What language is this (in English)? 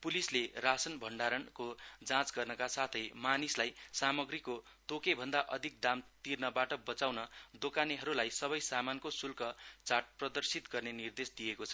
Nepali